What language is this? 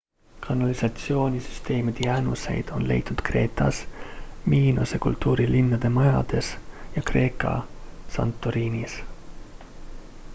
Estonian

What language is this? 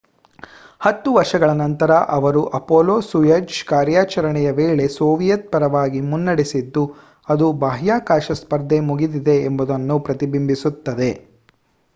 Kannada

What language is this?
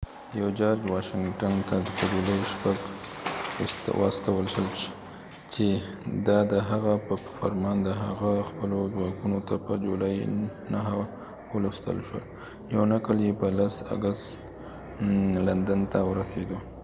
Pashto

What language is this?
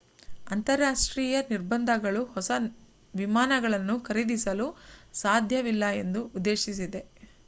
Kannada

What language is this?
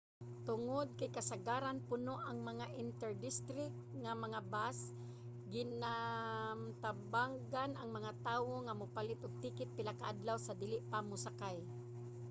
Cebuano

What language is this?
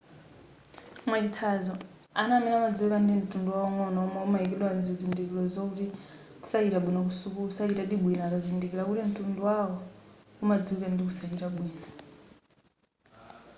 Nyanja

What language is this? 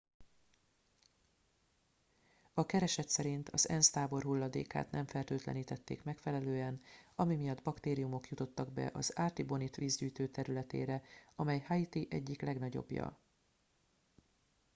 Hungarian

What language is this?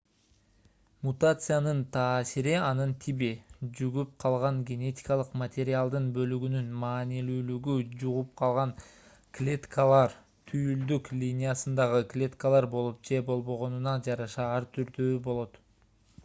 Kyrgyz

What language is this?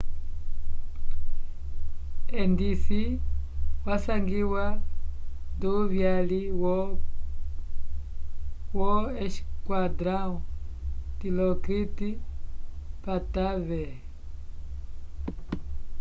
Umbundu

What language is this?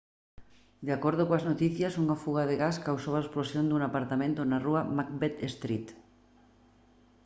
Galician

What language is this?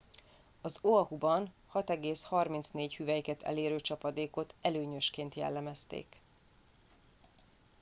Hungarian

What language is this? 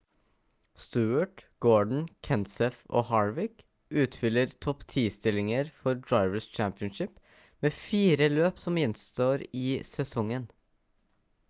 Norwegian Bokmål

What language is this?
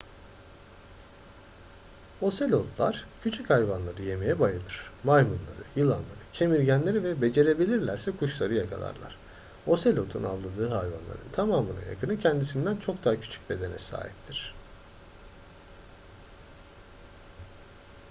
Turkish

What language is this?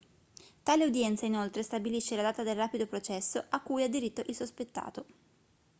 Italian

